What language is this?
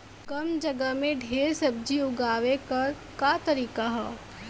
Bhojpuri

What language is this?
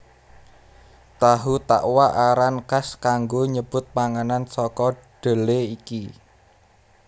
Javanese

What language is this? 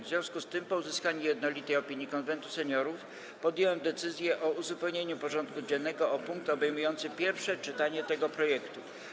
Polish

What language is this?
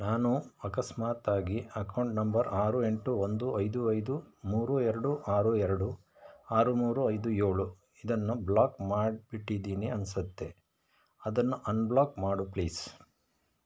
Kannada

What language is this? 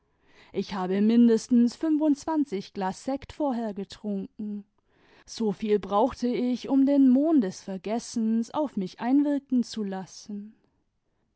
German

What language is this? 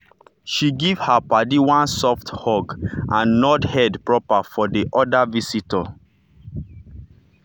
Nigerian Pidgin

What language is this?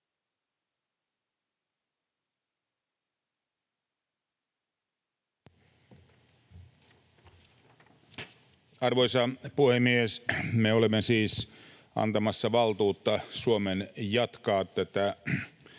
Finnish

